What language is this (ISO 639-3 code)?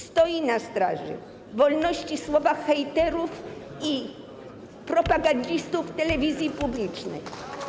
pol